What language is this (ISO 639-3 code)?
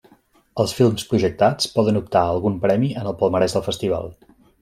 cat